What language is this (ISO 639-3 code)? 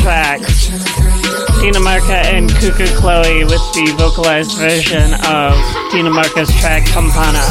eng